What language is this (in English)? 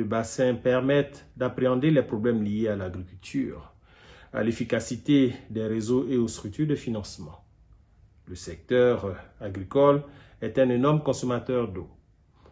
French